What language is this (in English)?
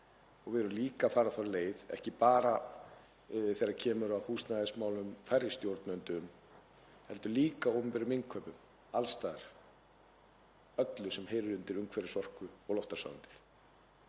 Icelandic